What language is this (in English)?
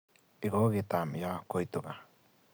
Kalenjin